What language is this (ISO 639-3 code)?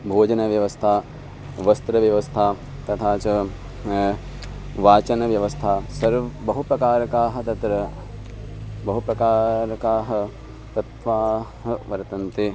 san